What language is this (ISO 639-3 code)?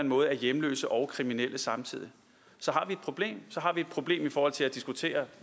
dan